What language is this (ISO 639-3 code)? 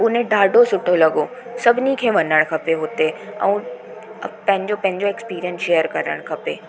snd